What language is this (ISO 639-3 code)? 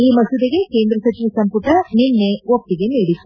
kan